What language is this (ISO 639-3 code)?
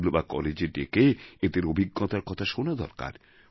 ben